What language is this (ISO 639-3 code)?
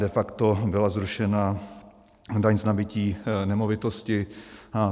ces